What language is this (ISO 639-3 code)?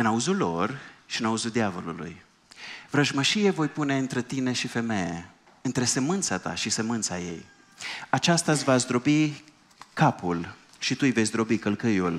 ron